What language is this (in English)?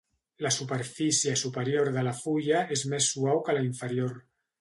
Catalan